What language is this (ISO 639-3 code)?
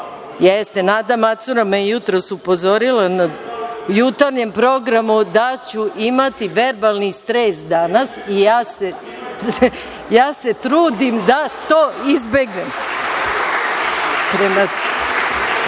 srp